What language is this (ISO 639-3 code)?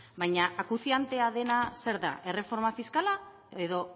eus